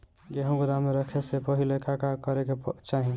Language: Bhojpuri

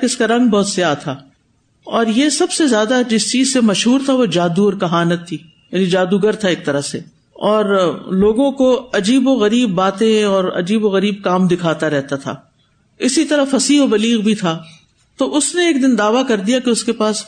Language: Urdu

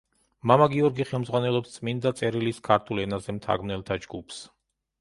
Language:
Georgian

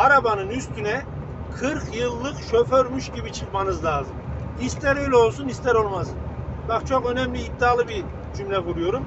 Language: Turkish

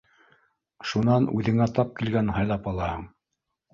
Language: Bashkir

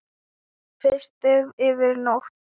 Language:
Icelandic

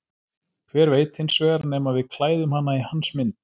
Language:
Icelandic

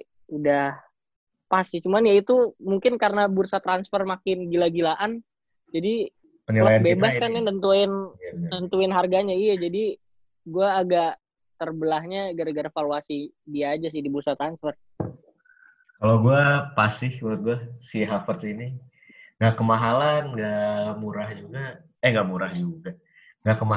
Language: Indonesian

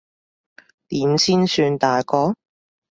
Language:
Cantonese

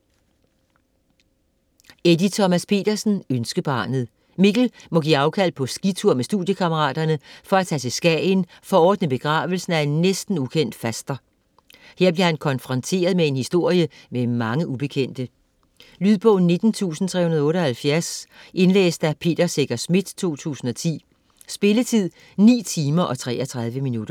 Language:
Danish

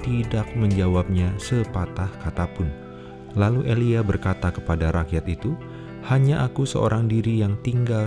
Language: Indonesian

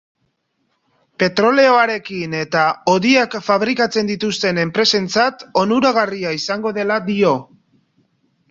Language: Basque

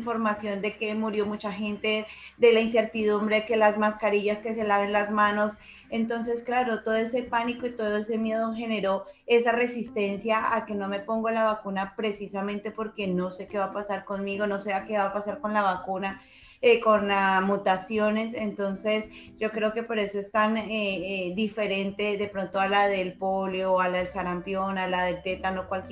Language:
Spanish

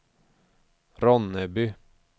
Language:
Swedish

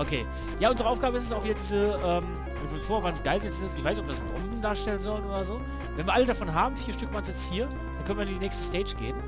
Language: German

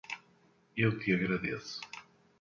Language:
Portuguese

